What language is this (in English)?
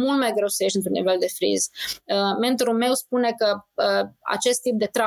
Romanian